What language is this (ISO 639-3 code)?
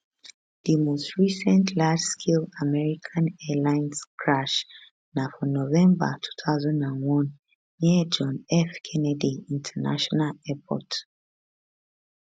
pcm